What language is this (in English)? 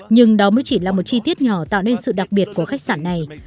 Vietnamese